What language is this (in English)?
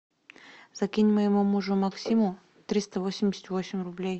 Russian